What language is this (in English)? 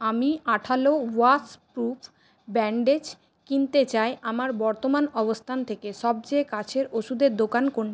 Bangla